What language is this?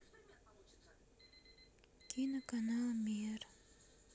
Russian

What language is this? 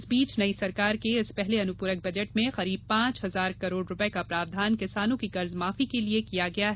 Hindi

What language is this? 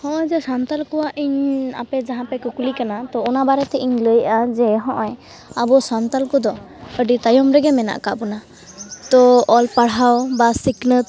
Santali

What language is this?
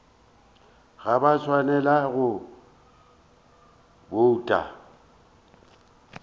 Northern Sotho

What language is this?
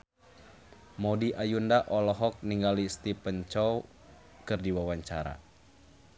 Sundanese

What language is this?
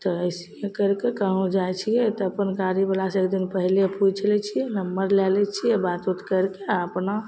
Maithili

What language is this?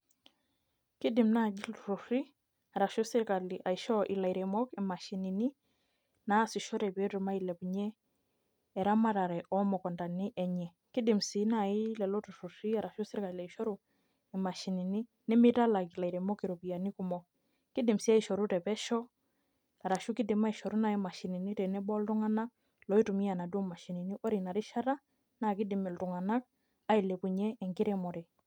Masai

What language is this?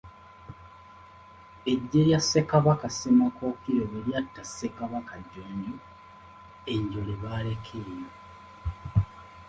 Ganda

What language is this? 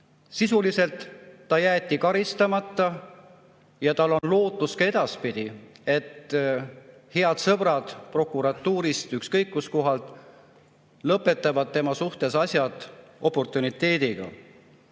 Estonian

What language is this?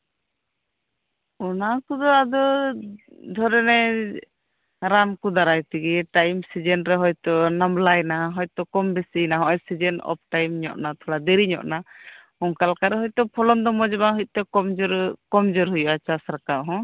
Santali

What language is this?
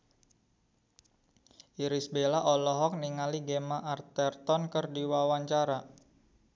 Sundanese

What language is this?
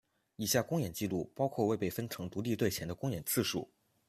Chinese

